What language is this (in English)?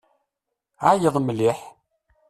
Kabyle